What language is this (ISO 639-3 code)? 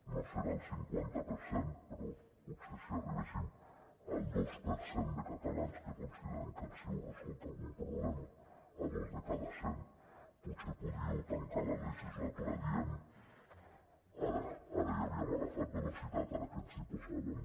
cat